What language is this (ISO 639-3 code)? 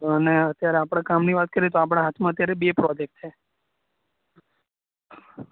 guj